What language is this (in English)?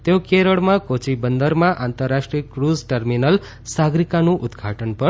Gujarati